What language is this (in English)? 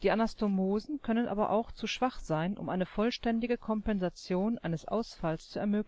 German